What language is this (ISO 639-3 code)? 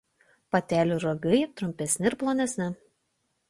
lit